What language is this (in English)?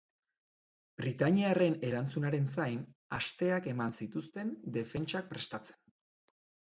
Basque